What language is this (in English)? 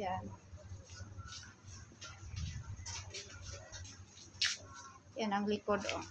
Filipino